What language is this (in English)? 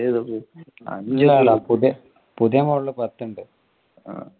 Malayalam